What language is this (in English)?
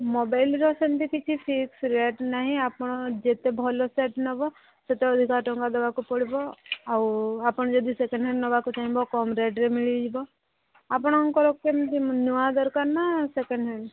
Odia